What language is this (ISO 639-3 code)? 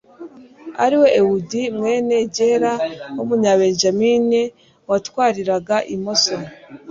kin